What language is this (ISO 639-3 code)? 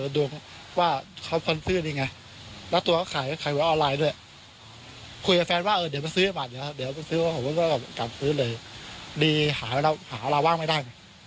tha